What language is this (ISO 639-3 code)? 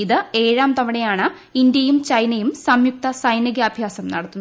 mal